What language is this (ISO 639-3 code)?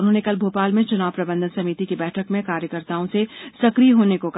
hin